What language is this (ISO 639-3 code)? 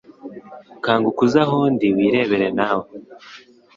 kin